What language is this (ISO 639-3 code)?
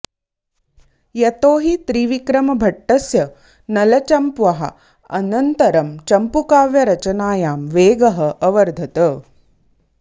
san